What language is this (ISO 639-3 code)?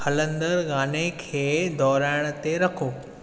snd